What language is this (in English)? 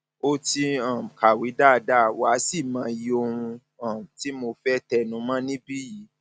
Yoruba